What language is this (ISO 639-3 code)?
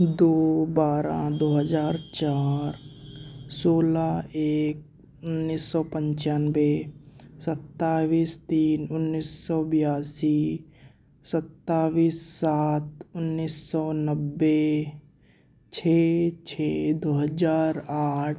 hin